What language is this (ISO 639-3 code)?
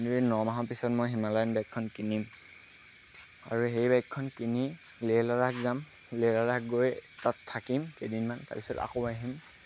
asm